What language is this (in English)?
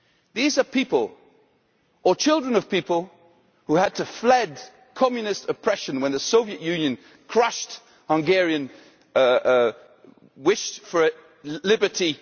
English